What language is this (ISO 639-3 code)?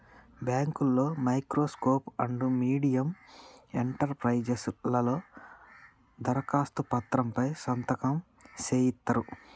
tel